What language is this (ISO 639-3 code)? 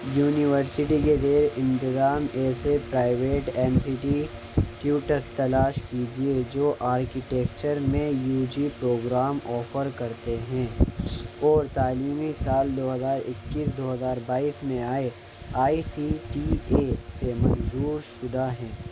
urd